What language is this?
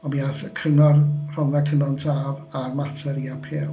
Welsh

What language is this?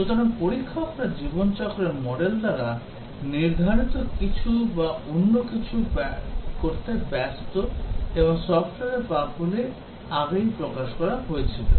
Bangla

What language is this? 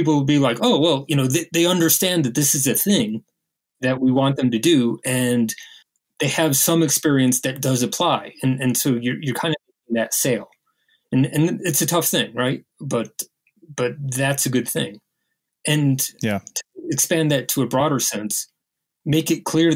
English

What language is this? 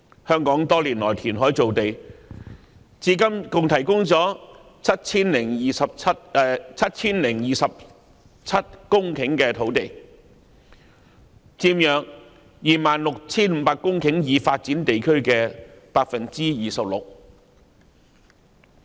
Cantonese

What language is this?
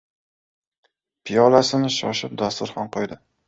Uzbek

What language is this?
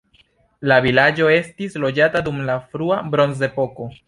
Esperanto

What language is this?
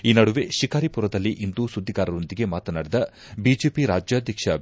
Kannada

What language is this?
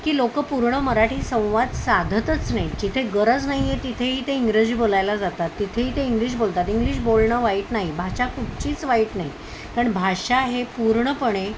Marathi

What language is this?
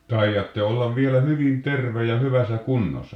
Finnish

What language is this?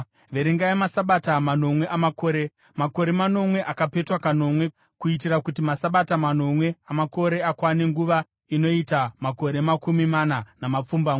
Shona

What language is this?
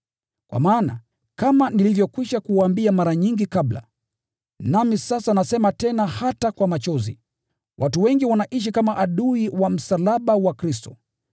Swahili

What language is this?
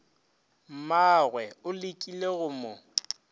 Northern Sotho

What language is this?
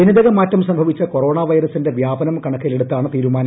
Malayalam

